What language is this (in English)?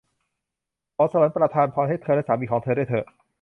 Thai